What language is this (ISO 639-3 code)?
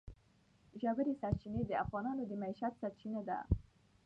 pus